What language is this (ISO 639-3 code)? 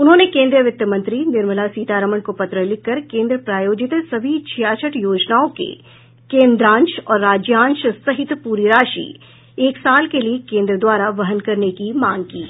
hin